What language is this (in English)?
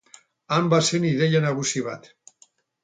Basque